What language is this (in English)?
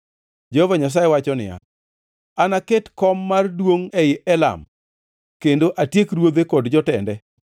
Luo (Kenya and Tanzania)